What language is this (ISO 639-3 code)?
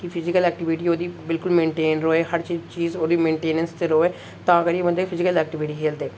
doi